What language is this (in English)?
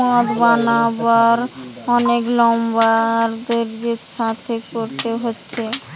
Bangla